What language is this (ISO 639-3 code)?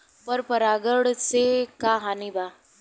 bho